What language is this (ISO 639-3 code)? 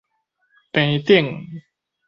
nan